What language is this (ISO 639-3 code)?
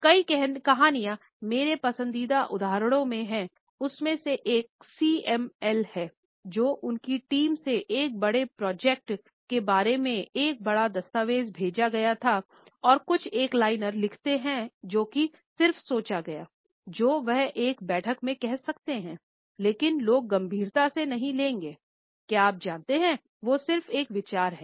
hin